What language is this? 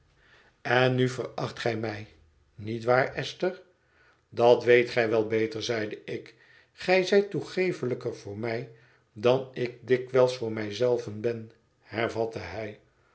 Dutch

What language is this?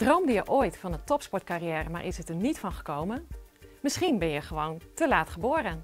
Dutch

